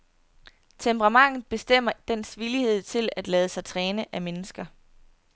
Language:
Danish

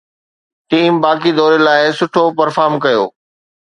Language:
Sindhi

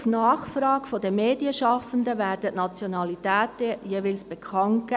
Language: Swiss German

